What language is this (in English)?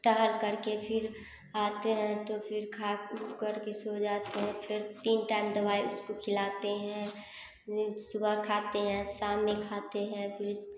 Hindi